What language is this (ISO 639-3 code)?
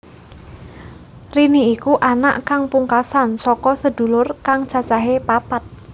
jav